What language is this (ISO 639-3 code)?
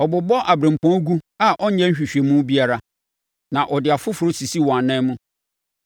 aka